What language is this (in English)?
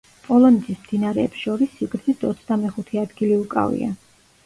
Georgian